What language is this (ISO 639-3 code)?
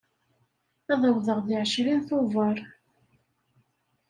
kab